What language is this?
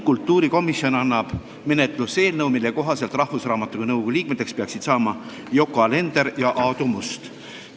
Estonian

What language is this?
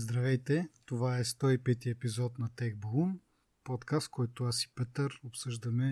Bulgarian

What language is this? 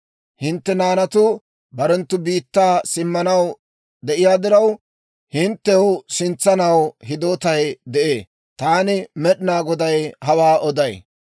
Dawro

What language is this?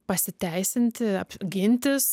Lithuanian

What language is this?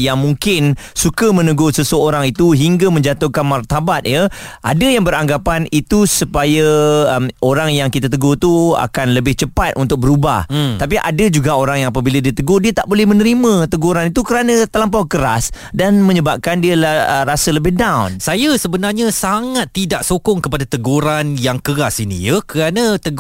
Malay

